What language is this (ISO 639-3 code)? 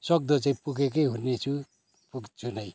nep